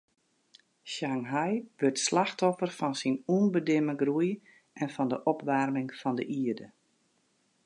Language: Western Frisian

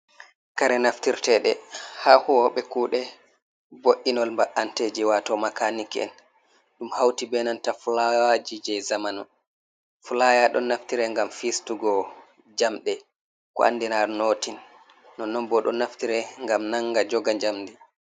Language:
Fula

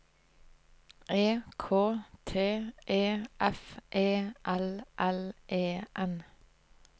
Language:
Norwegian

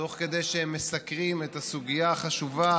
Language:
Hebrew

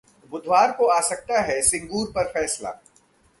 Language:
Hindi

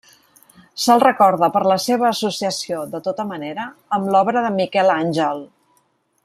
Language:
Catalan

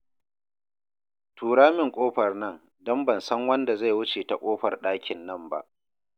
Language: Hausa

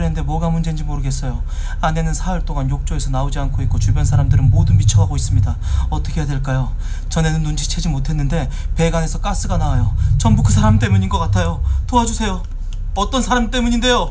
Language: Korean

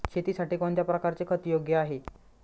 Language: Marathi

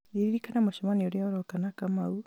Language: Kikuyu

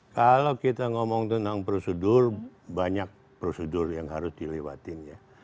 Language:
Indonesian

